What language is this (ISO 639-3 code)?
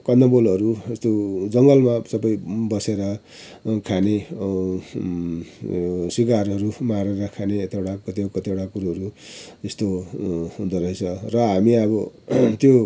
nep